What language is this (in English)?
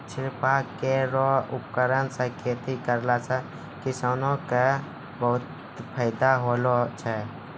Maithili